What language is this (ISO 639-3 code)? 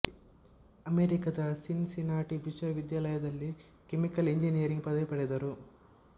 kan